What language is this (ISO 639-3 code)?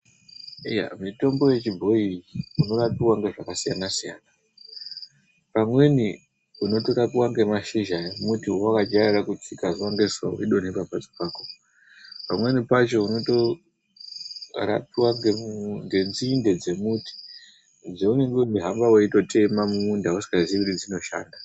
ndc